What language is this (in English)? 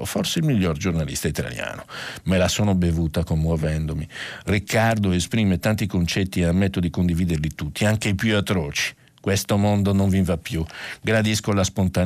Italian